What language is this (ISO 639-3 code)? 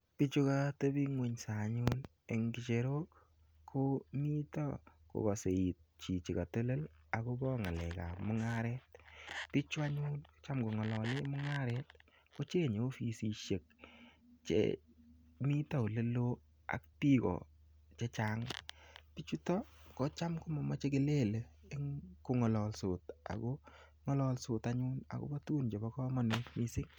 kln